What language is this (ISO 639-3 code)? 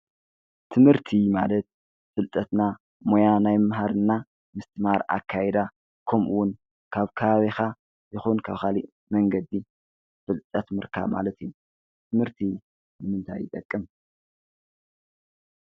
tir